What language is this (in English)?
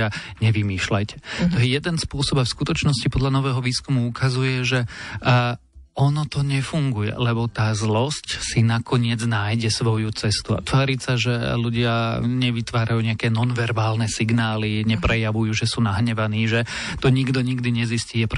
Slovak